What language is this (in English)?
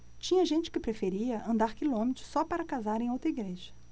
Portuguese